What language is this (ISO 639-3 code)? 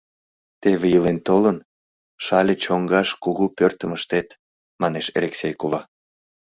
chm